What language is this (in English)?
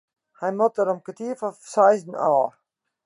Western Frisian